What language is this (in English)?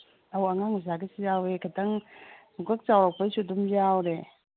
Manipuri